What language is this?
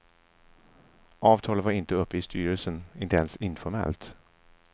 Swedish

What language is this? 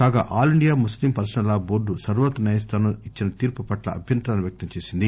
Telugu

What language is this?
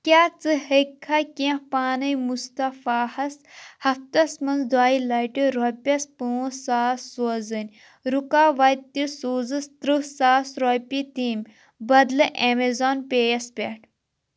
Kashmiri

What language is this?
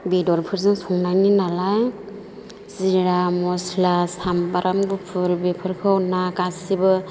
Bodo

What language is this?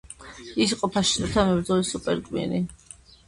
Georgian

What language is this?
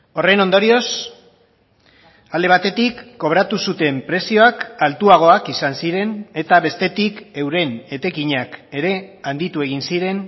Basque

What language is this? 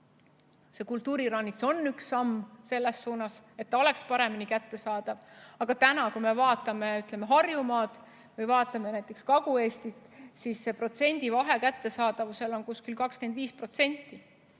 Estonian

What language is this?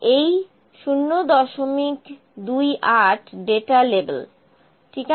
Bangla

